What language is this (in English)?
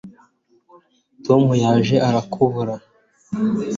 Kinyarwanda